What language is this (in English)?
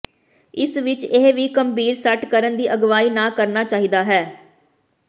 Punjabi